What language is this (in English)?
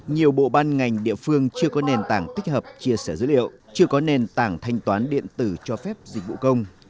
Vietnamese